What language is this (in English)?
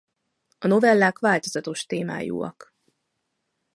Hungarian